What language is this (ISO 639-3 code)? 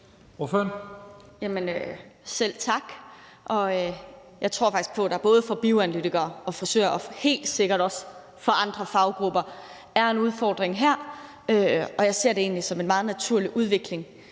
dan